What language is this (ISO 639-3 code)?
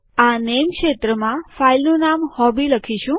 guj